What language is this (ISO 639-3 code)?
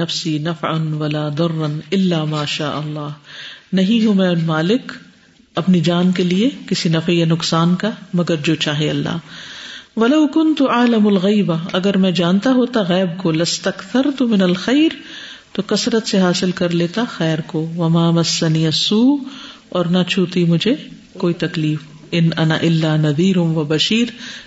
urd